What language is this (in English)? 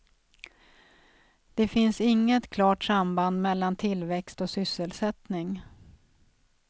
Swedish